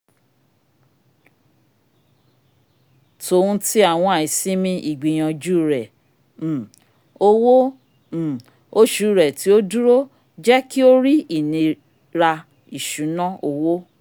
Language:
Yoruba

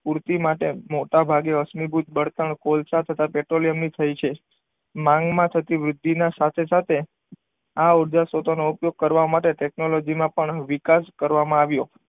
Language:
Gujarati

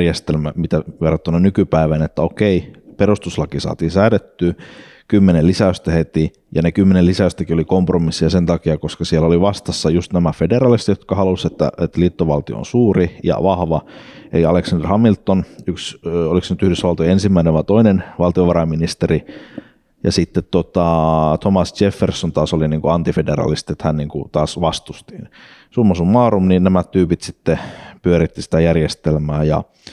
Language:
Finnish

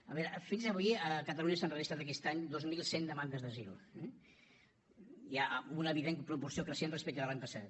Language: Catalan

